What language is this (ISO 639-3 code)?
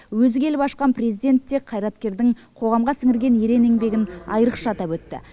kaz